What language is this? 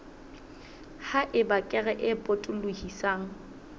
Southern Sotho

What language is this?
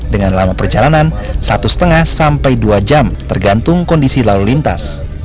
Indonesian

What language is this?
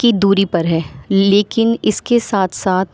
Urdu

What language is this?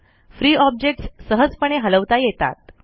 Marathi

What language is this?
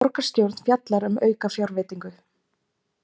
Icelandic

